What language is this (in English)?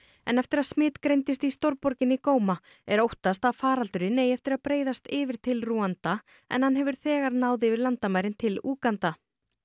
Icelandic